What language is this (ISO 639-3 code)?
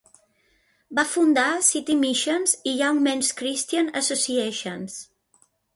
cat